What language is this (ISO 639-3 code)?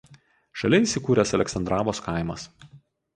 lit